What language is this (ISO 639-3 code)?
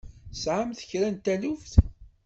kab